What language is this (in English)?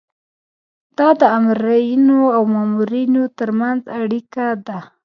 Pashto